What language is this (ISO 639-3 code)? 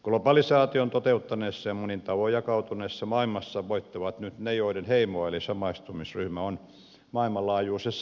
fin